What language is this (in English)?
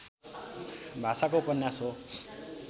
Nepali